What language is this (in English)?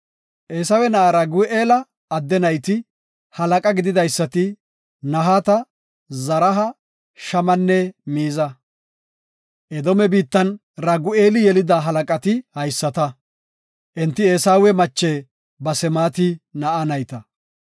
Gofa